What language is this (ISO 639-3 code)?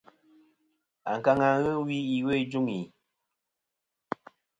bkm